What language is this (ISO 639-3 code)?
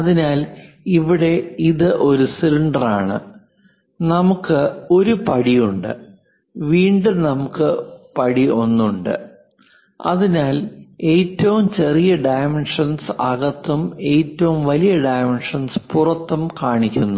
mal